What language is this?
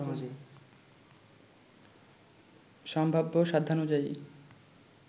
Bangla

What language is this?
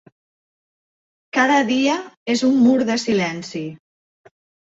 Catalan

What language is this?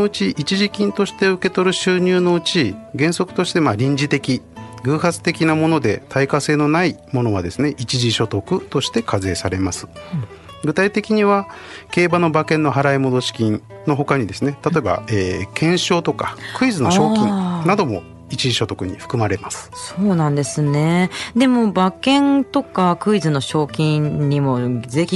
Japanese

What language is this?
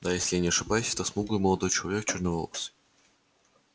Russian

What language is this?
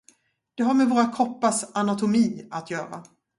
Swedish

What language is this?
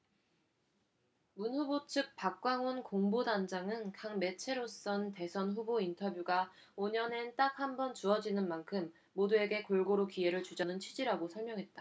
Korean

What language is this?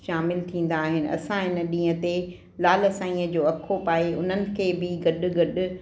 Sindhi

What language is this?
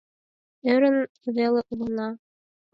Mari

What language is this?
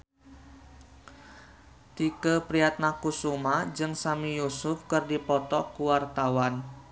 Sundanese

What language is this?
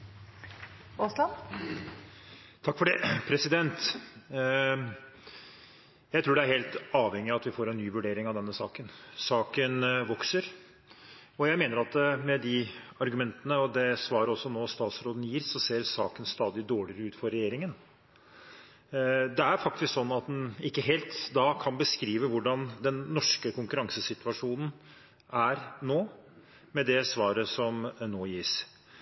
Norwegian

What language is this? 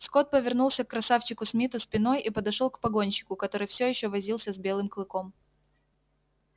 Russian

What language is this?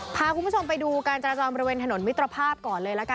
Thai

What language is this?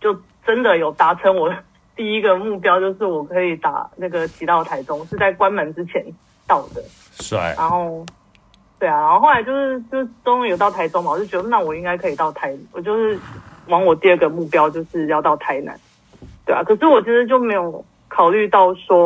Chinese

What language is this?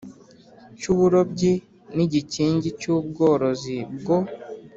Kinyarwanda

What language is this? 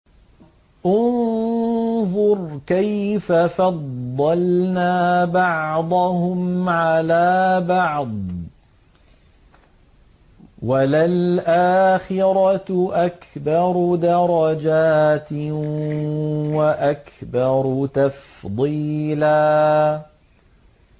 Arabic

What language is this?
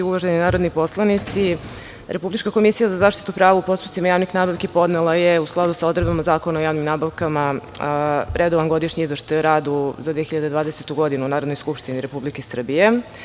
Serbian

